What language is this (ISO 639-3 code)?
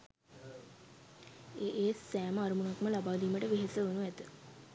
sin